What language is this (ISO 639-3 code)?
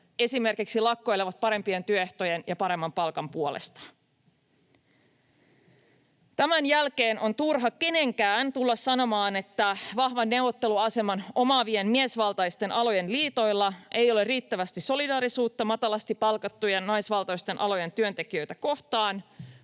fin